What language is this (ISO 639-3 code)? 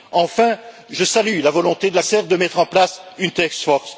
fra